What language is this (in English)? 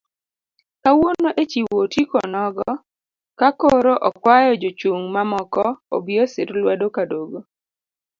Luo (Kenya and Tanzania)